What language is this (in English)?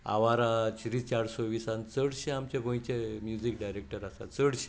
Konkani